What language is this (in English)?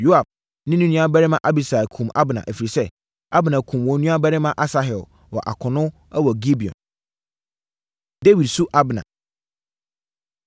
Akan